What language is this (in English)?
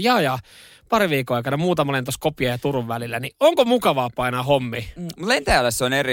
Finnish